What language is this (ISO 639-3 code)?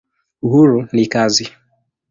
swa